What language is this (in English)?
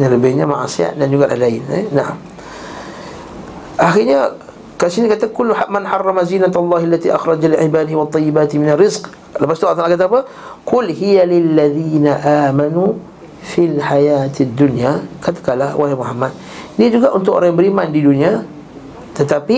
Malay